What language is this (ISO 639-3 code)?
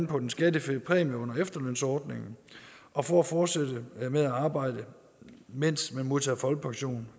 dan